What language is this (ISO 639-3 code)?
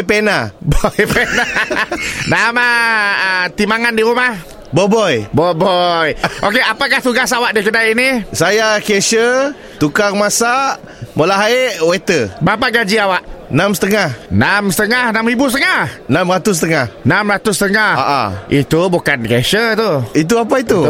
msa